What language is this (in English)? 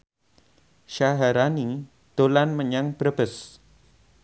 Javanese